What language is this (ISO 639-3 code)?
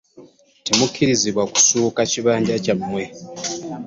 lug